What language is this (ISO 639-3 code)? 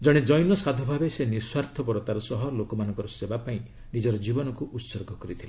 ori